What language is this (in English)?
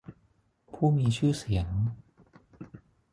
Thai